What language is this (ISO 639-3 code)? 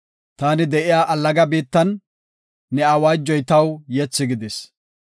gof